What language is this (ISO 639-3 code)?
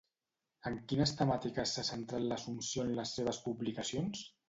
cat